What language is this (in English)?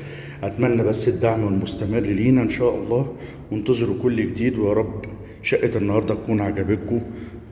Arabic